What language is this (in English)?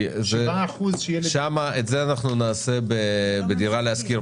Hebrew